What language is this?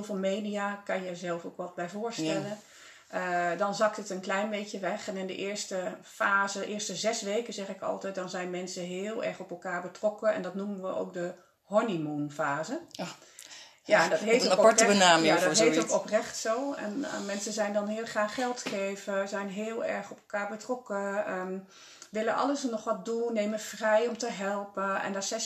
Dutch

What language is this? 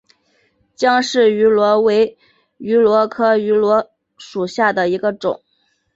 Chinese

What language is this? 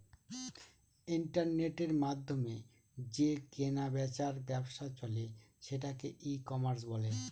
Bangla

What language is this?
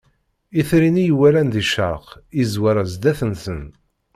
Kabyle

